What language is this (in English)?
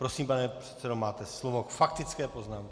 Czech